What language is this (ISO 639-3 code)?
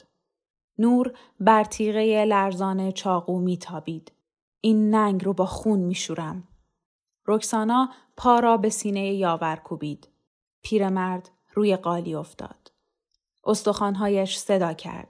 fas